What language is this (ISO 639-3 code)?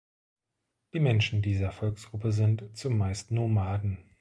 deu